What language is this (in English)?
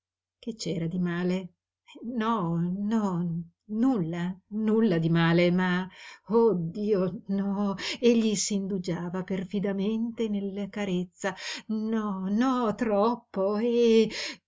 Italian